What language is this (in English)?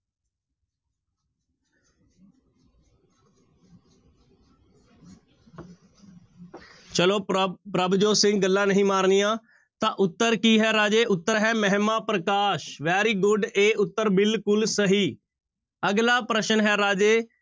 Punjabi